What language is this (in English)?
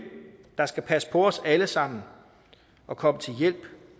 Danish